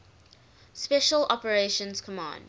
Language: English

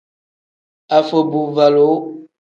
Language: Tem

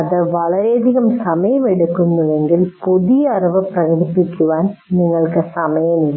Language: Malayalam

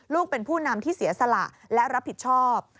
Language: Thai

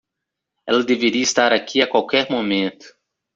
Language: Portuguese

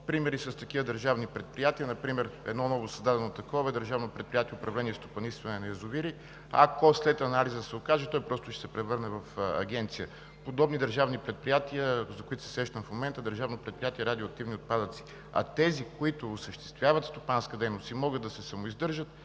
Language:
Bulgarian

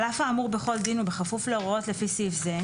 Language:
Hebrew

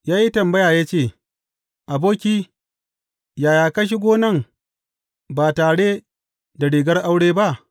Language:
Hausa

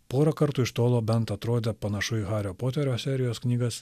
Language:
Lithuanian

